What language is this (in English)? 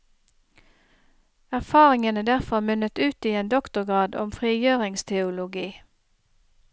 Norwegian